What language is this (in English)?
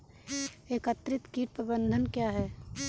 Hindi